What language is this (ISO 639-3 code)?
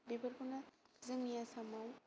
brx